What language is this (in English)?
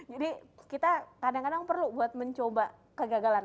Indonesian